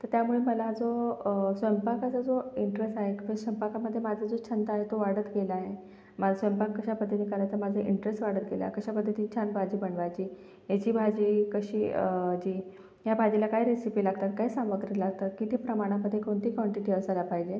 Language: Marathi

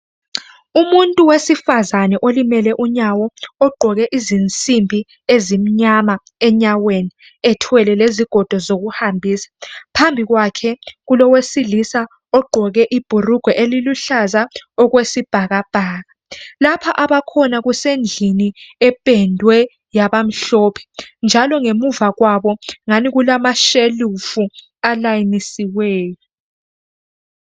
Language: North Ndebele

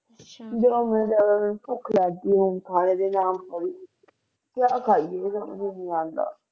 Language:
Punjabi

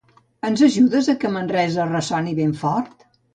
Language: Catalan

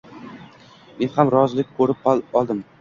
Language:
Uzbek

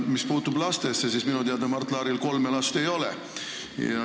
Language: Estonian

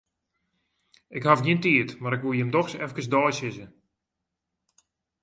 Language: Western Frisian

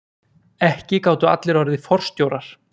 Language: Icelandic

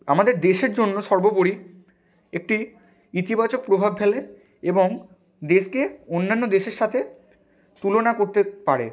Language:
Bangla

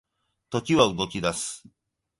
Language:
Japanese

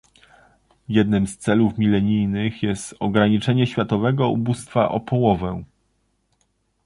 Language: Polish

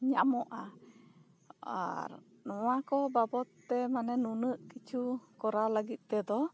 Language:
Santali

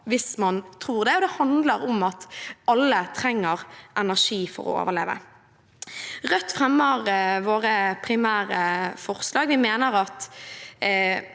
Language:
Norwegian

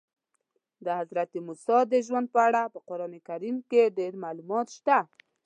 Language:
Pashto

